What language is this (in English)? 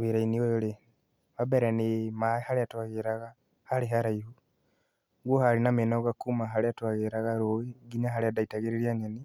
Kikuyu